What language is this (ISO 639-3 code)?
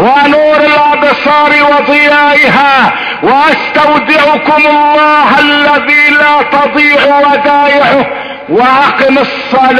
ara